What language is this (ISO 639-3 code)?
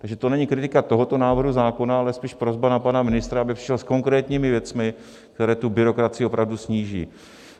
ces